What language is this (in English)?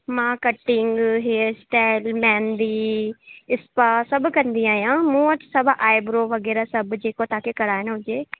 Sindhi